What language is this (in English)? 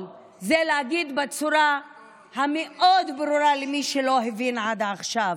Hebrew